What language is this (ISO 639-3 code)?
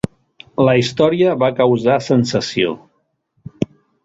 cat